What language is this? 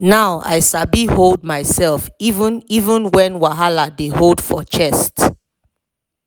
Nigerian Pidgin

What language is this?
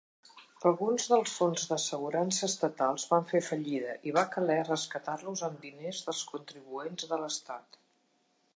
Catalan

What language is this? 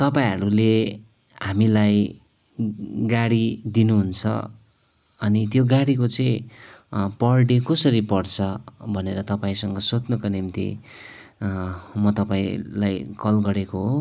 Nepali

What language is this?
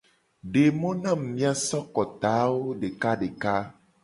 Gen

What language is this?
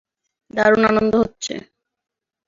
Bangla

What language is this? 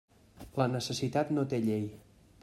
Catalan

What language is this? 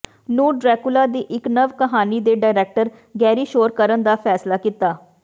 Punjabi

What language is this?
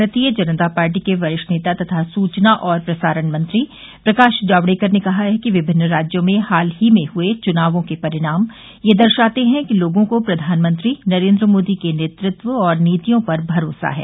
Hindi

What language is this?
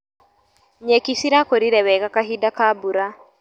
Kikuyu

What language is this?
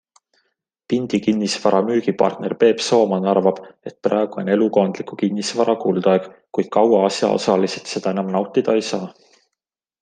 Estonian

